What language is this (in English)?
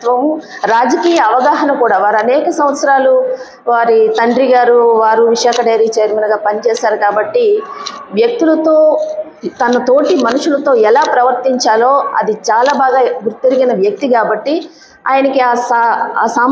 Telugu